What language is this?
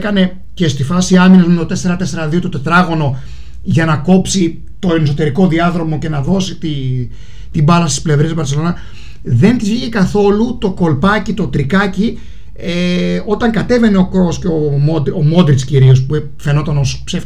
Greek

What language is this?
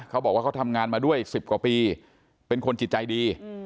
Thai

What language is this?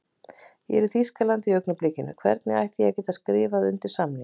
Icelandic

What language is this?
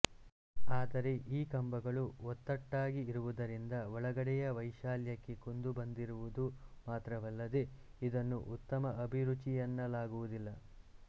Kannada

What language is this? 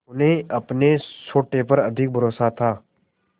Hindi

